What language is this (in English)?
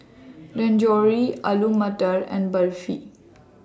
English